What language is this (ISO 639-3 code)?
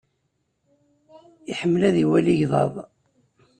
kab